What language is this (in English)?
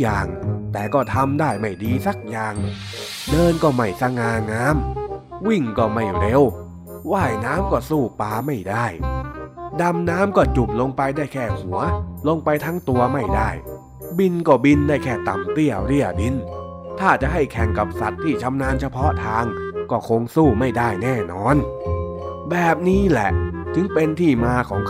Thai